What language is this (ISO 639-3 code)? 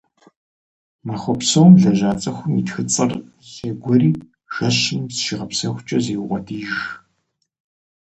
kbd